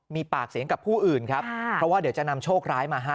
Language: Thai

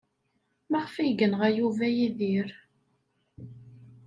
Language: Kabyle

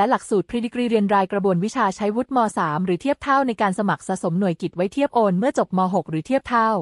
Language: Thai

